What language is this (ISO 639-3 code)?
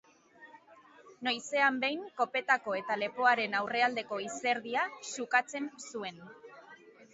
eus